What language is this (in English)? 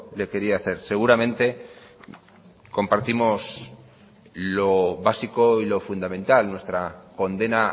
Spanish